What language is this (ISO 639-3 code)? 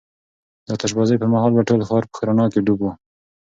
pus